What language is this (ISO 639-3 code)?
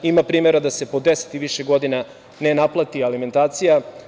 srp